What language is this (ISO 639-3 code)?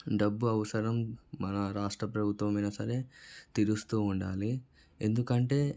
tel